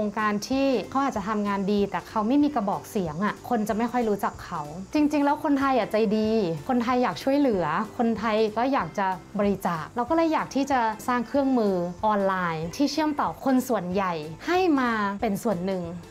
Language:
Thai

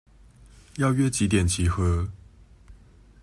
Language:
Chinese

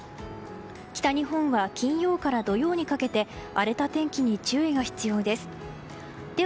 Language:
Japanese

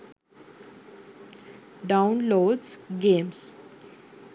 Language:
Sinhala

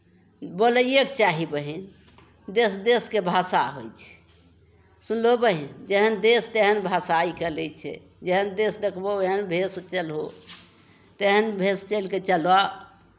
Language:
Maithili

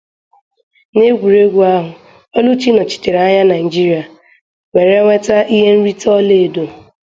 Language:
Igbo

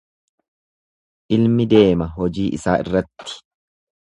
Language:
Oromo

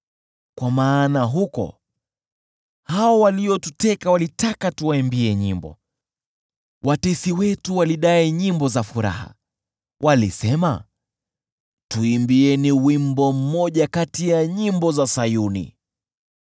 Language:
Swahili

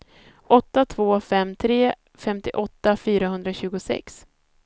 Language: Swedish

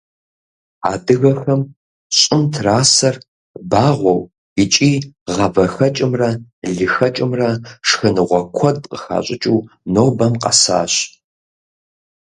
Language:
Kabardian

